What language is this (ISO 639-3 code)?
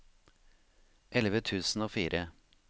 nor